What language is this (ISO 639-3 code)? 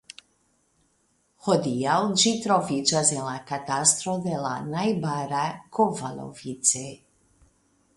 epo